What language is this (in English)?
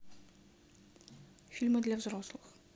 Russian